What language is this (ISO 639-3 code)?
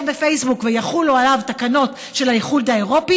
heb